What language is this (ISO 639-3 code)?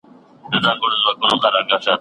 pus